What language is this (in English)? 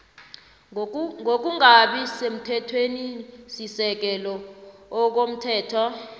South Ndebele